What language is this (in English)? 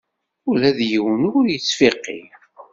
Kabyle